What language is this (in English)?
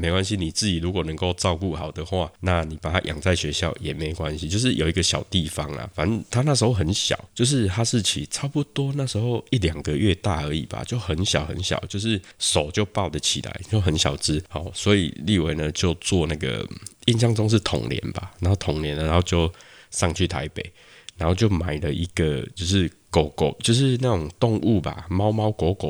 Chinese